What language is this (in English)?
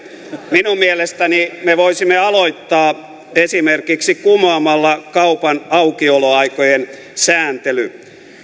Finnish